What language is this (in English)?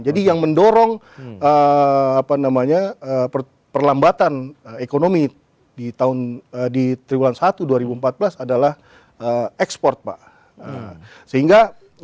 Indonesian